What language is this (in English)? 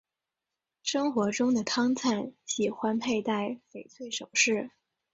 Chinese